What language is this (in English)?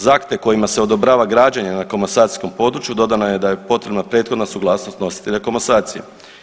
Croatian